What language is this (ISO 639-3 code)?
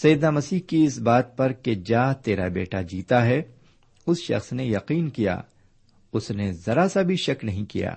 urd